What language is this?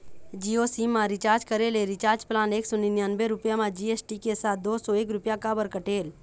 Chhattisgarhi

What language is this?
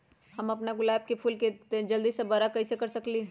Magahi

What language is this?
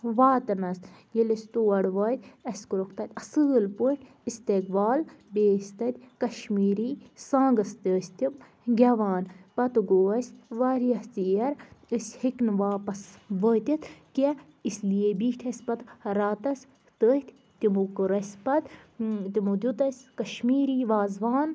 Kashmiri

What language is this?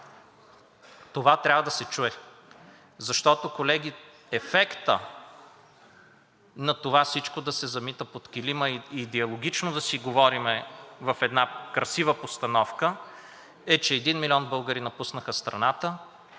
Bulgarian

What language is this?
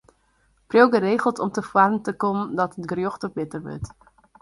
Western Frisian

